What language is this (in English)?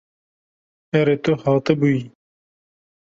Kurdish